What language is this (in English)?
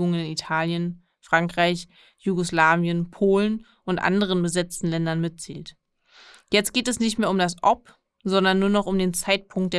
German